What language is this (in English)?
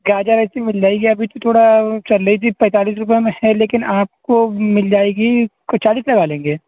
Urdu